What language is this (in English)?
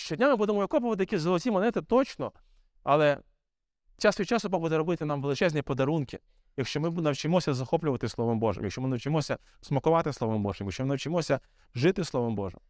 Ukrainian